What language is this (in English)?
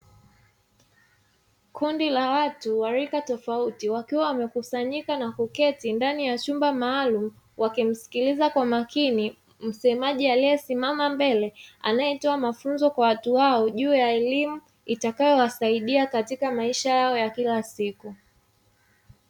Swahili